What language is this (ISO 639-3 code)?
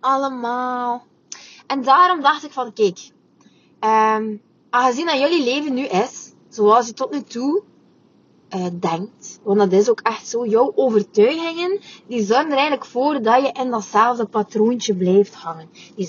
nld